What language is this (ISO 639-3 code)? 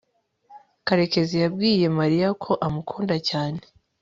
kin